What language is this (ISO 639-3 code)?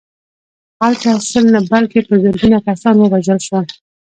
pus